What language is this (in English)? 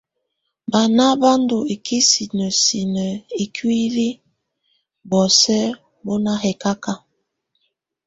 Tunen